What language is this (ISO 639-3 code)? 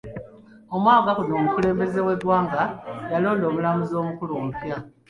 lug